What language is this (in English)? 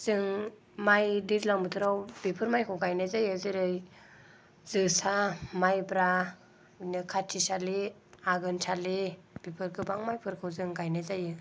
Bodo